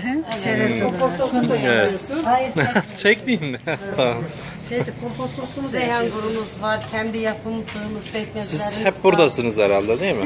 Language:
Turkish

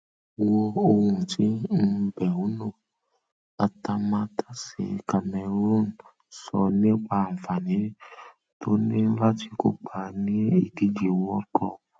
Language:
Yoruba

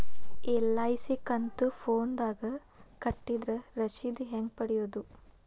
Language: Kannada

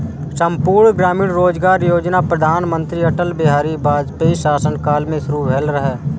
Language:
Maithili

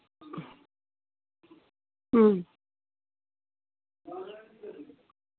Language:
Dogri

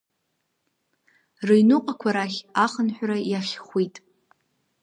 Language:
Abkhazian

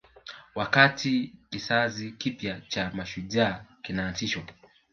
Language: Swahili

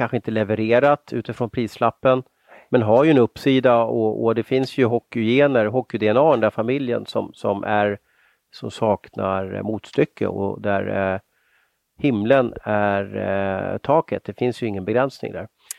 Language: Swedish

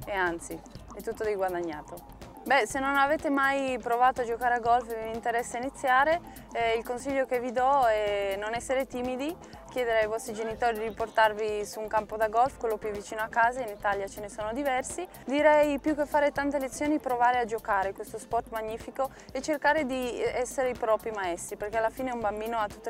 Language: Italian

